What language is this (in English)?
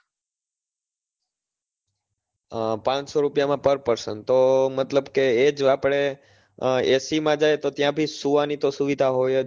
Gujarati